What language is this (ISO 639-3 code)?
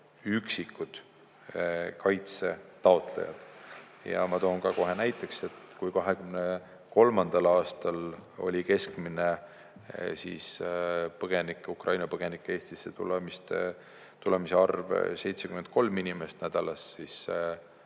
est